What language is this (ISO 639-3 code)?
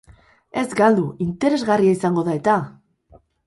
eus